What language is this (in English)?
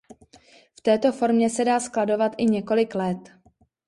Czech